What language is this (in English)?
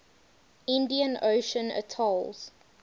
English